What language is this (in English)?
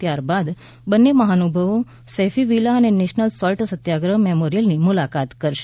Gujarati